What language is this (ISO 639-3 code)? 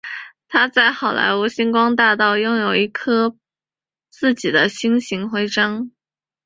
zho